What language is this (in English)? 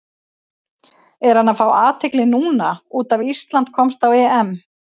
Icelandic